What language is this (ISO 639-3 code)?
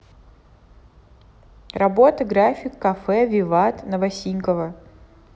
rus